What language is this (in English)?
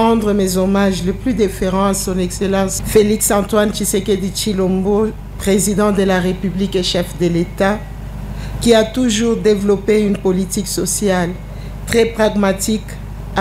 French